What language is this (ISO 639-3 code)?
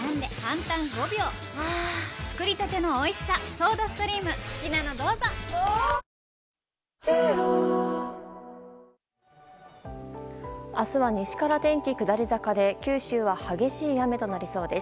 jpn